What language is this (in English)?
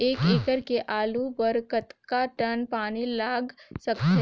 Chhattisgarhi